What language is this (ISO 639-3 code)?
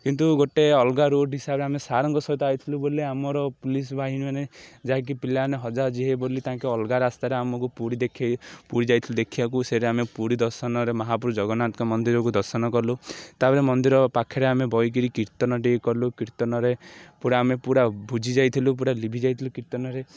ori